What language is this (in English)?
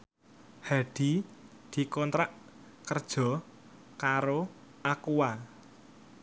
Javanese